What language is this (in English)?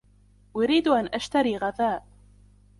Arabic